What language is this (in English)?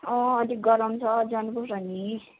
Nepali